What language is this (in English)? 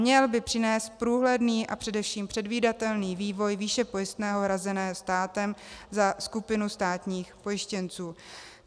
Czech